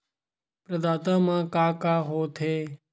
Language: Chhattisgarhi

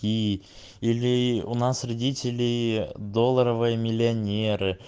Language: Russian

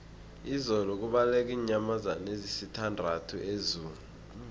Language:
South Ndebele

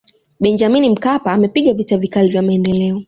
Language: Swahili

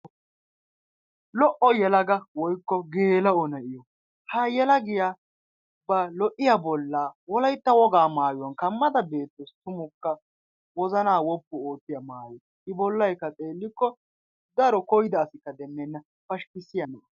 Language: Wolaytta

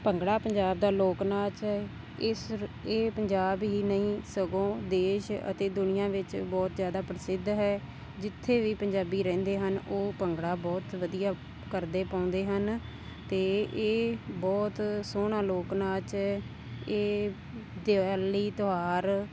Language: Punjabi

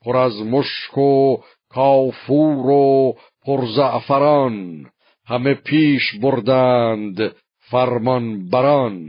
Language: Persian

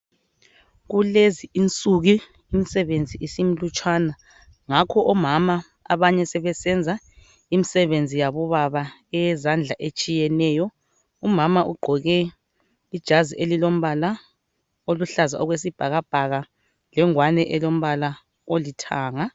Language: North Ndebele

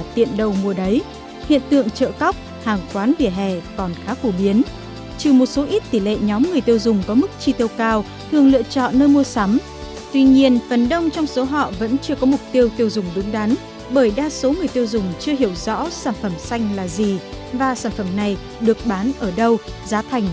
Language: Vietnamese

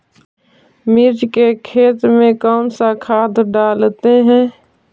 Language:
Magahi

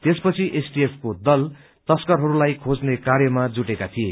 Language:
Nepali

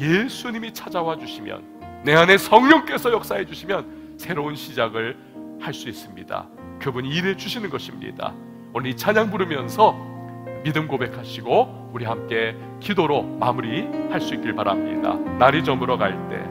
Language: Korean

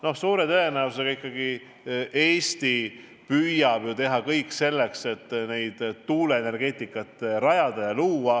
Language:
Estonian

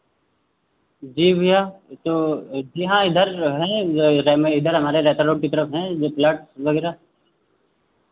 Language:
Hindi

